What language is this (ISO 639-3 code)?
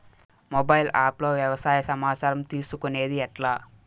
tel